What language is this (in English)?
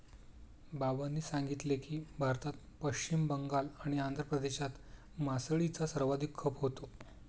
Marathi